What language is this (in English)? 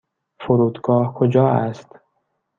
Persian